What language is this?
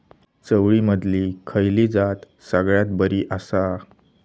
Marathi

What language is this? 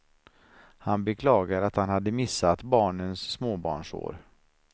Swedish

